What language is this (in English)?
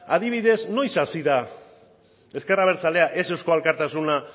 Basque